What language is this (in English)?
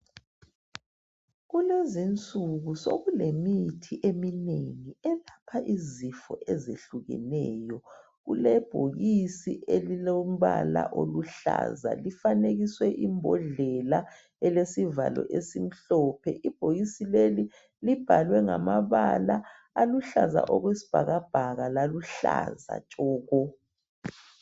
North Ndebele